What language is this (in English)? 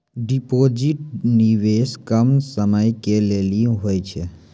Maithili